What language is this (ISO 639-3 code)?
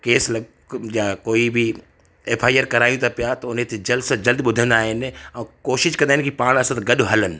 snd